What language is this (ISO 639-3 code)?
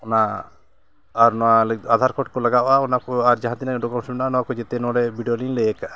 sat